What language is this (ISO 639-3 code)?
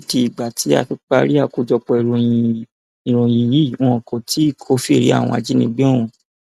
yor